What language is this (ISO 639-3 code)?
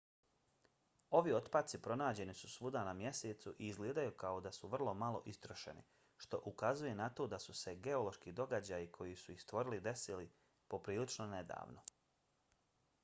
bos